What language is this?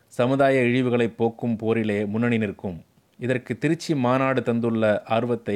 Tamil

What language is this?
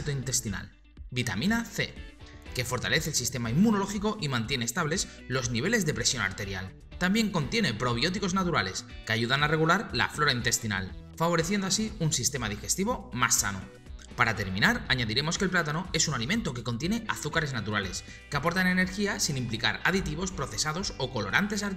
Spanish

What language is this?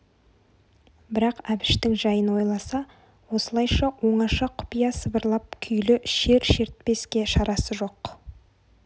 Kazakh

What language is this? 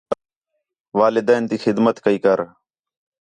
Khetrani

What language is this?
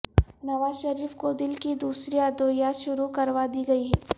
Urdu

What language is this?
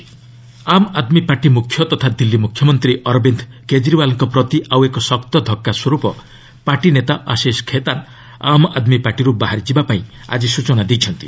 Odia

